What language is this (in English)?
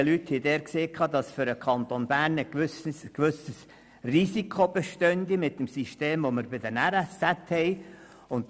Swiss German